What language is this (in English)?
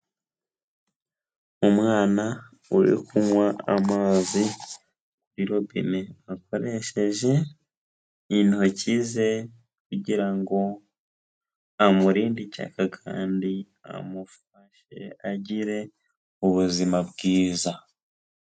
Kinyarwanda